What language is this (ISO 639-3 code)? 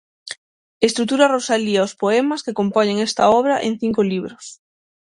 glg